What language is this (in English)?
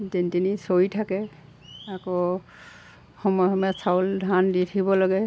Assamese